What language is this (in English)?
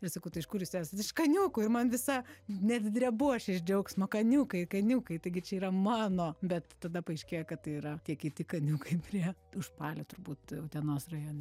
Lithuanian